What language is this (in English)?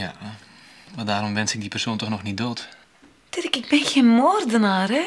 Dutch